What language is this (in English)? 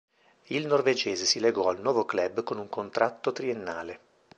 Italian